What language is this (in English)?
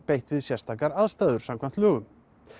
Icelandic